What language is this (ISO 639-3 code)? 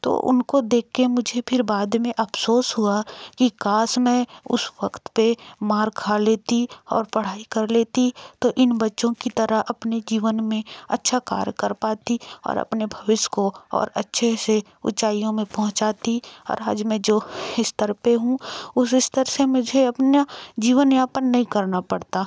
hin